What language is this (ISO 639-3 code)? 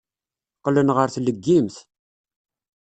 kab